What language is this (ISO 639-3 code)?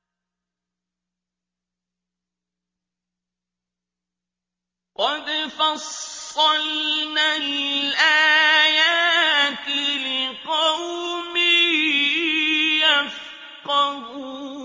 ara